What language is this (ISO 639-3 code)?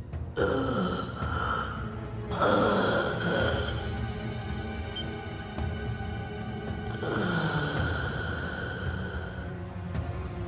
jpn